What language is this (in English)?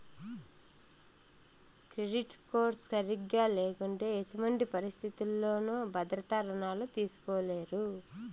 Telugu